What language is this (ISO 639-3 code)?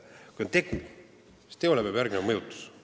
est